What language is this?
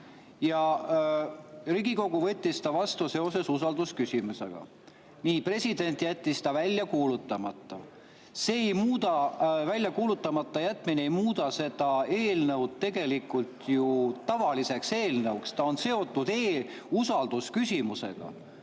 Estonian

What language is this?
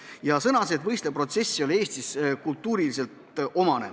Estonian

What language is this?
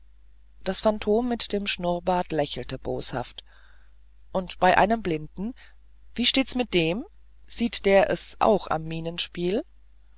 German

